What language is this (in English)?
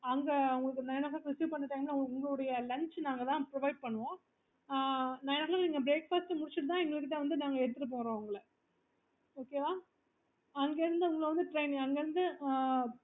Tamil